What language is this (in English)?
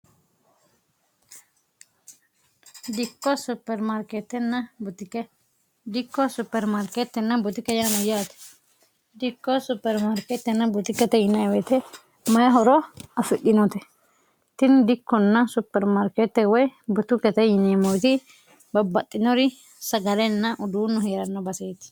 Sidamo